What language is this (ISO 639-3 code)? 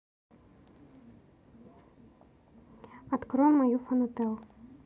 rus